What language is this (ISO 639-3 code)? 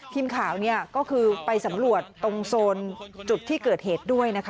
tha